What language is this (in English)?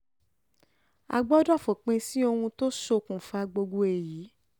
Yoruba